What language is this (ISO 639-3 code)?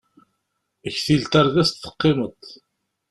kab